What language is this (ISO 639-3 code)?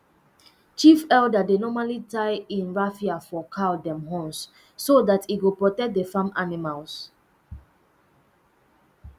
pcm